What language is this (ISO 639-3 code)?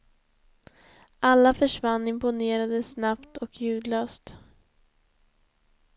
swe